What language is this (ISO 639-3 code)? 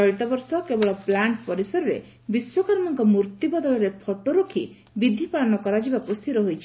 ori